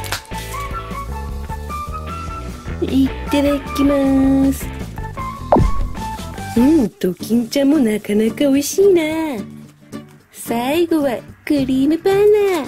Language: Japanese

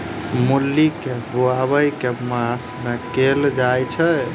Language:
Maithili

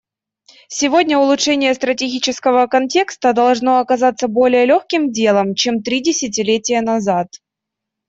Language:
Russian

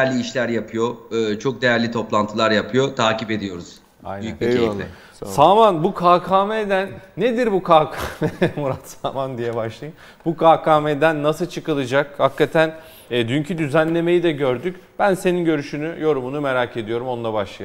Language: Turkish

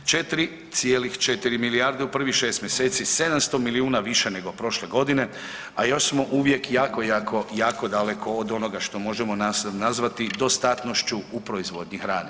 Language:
Croatian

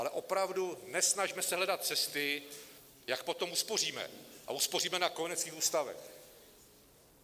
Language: Czech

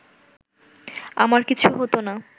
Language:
Bangla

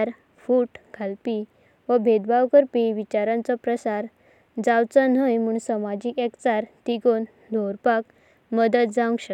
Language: Konkani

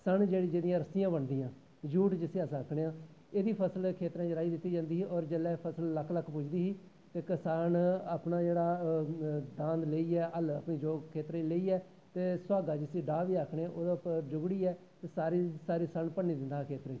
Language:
Dogri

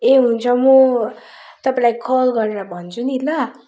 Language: Nepali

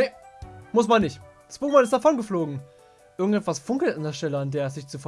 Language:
German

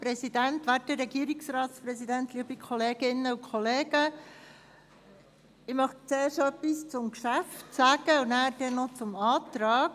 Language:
Swiss German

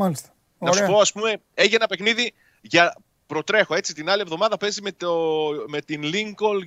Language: Greek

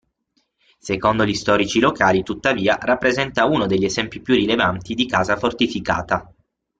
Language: Italian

